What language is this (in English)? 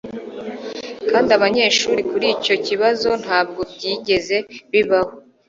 Kinyarwanda